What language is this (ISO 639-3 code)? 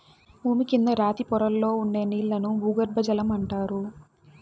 tel